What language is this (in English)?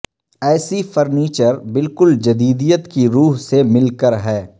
Urdu